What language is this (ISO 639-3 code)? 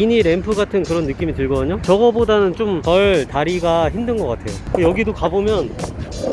kor